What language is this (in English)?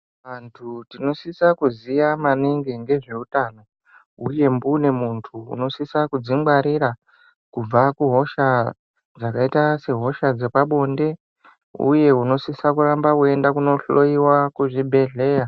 Ndau